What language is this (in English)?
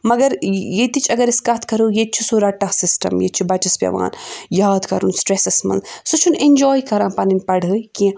Kashmiri